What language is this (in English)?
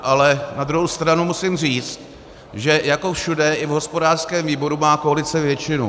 Czech